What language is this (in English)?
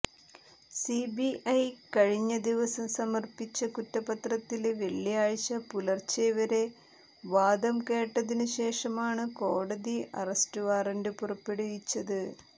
Malayalam